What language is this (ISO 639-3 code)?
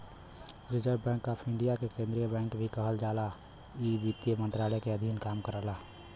bho